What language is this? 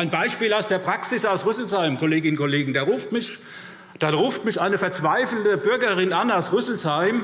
German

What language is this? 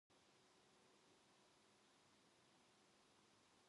Korean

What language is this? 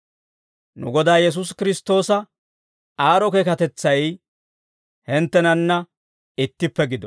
Dawro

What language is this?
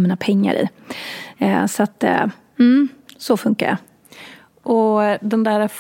Swedish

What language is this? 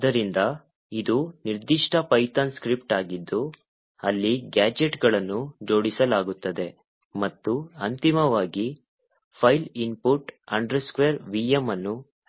Kannada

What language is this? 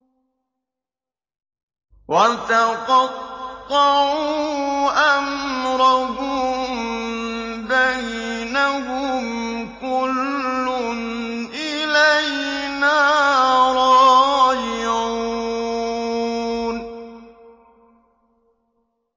Arabic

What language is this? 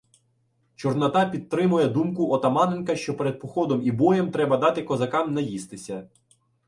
Ukrainian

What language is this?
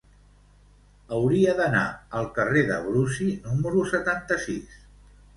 Catalan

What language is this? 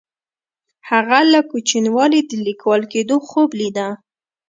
Pashto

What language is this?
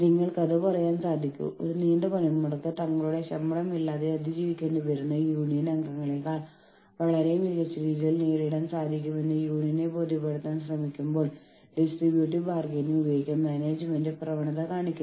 Malayalam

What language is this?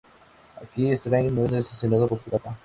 Spanish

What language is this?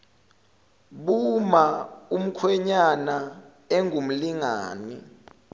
Zulu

